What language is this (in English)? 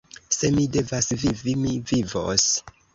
Esperanto